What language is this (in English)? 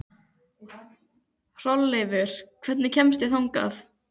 Icelandic